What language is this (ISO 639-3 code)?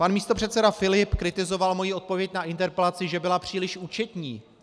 ces